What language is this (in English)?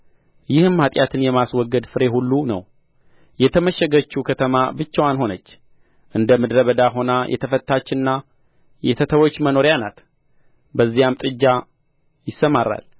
Amharic